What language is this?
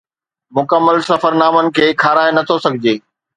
Sindhi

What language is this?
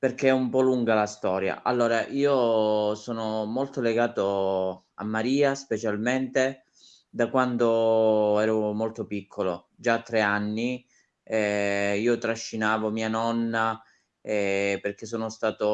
Italian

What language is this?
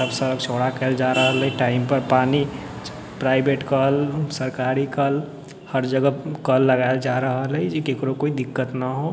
Maithili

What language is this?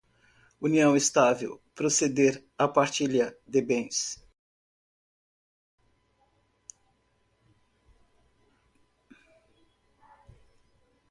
Portuguese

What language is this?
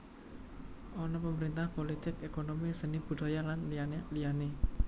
Javanese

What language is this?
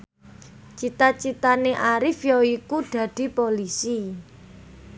Javanese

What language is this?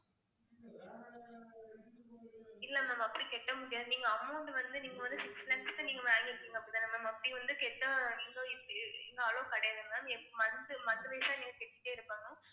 Tamil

